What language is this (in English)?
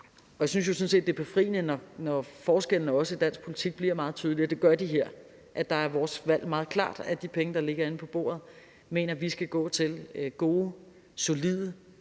Danish